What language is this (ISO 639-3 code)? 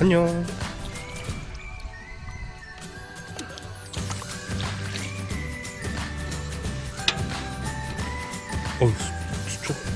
kor